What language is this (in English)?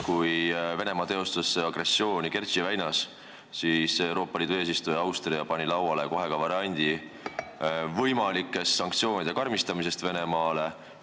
Estonian